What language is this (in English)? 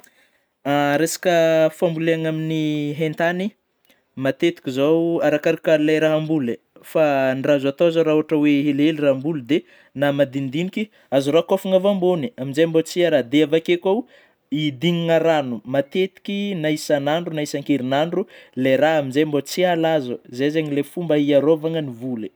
Northern Betsimisaraka Malagasy